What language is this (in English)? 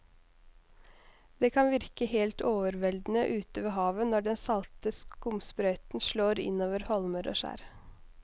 Norwegian